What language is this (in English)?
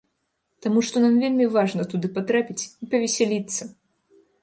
Belarusian